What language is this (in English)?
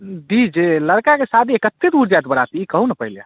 Maithili